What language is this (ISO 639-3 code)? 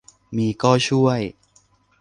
tha